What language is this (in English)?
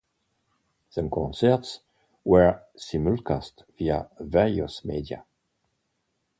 English